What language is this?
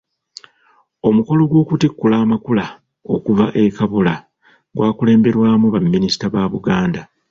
Ganda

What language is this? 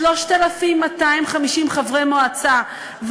Hebrew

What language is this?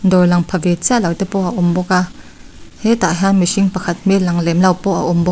Mizo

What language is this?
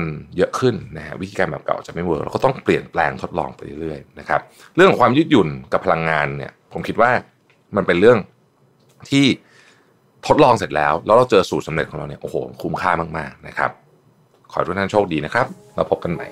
Thai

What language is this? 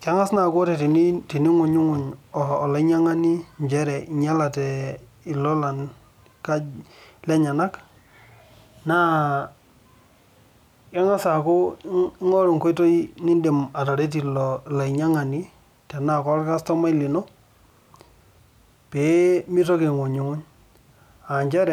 Masai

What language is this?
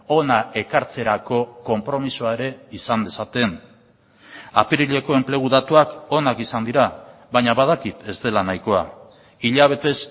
Basque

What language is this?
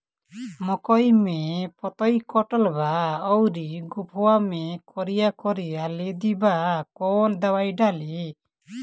Bhojpuri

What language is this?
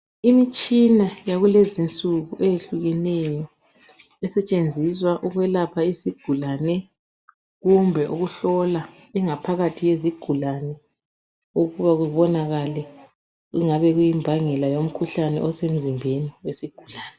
North Ndebele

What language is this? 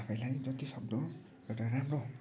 Nepali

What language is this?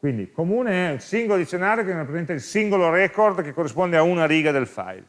Italian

